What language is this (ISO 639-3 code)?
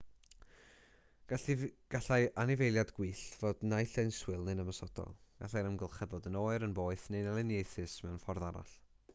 cym